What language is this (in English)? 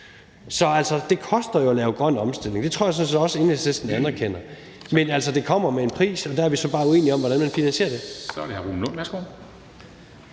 Danish